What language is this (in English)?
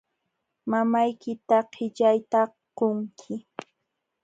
Jauja Wanca Quechua